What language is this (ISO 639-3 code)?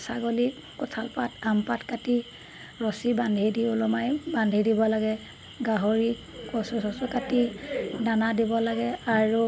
asm